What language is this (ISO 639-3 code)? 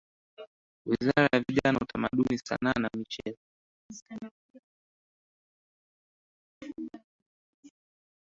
swa